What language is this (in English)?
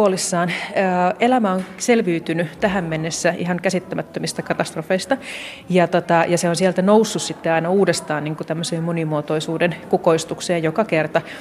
Finnish